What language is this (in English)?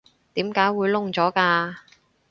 Cantonese